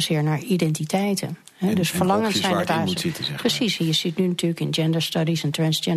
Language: Dutch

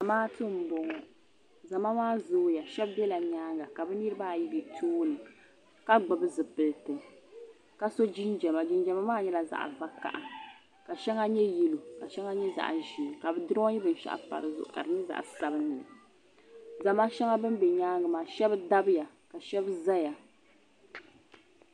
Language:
Dagbani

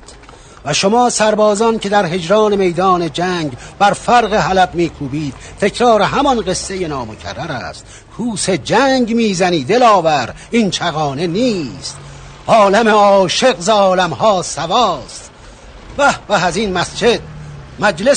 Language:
Persian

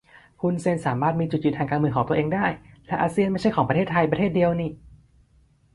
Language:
Thai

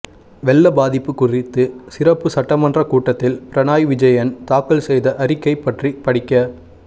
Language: Tamil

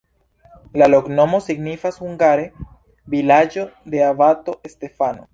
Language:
Esperanto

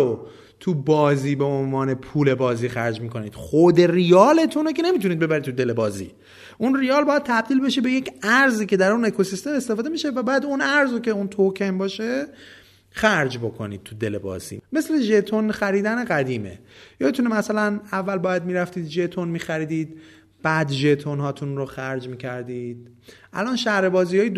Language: Persian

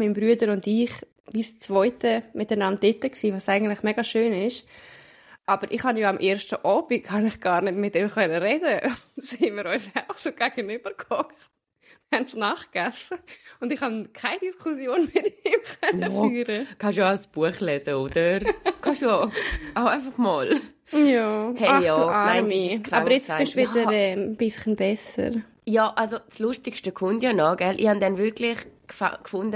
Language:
German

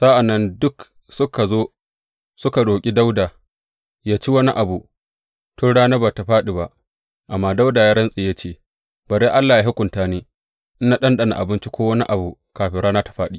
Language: Hausa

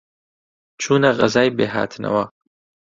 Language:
Central Kurdish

